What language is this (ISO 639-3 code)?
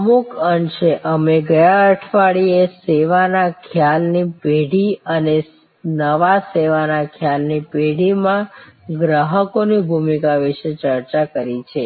guj